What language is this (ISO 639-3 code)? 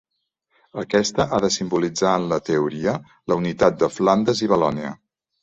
cat